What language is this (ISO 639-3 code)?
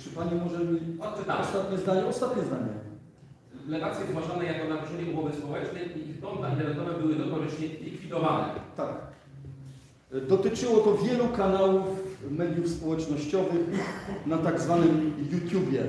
pol